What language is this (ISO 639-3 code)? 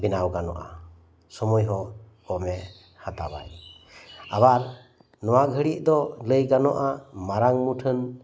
sat